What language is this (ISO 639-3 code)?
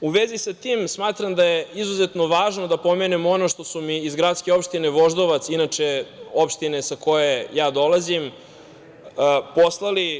srp